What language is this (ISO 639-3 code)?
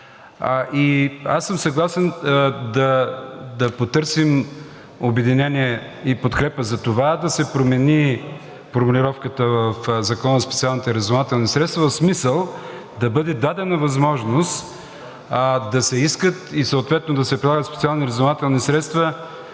bul